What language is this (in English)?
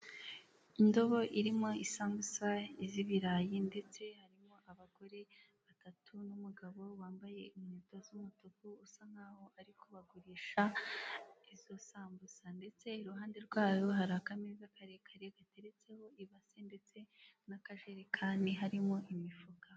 Kinyarwanda